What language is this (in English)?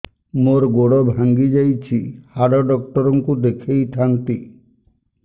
Odia